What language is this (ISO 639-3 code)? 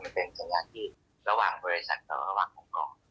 tha